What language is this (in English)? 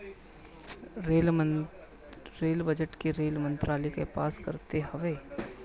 Bhojpuri